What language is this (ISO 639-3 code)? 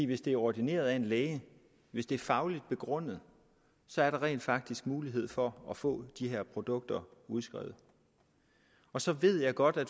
dan